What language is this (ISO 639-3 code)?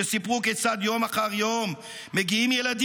heb